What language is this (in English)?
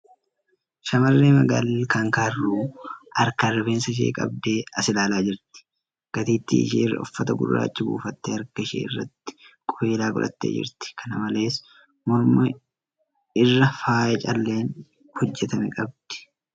Oromo